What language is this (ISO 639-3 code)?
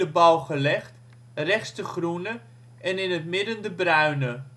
nld